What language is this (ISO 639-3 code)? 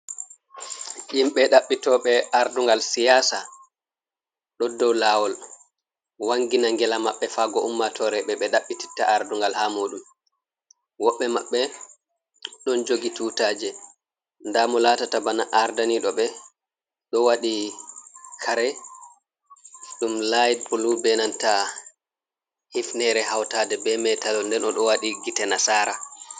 ful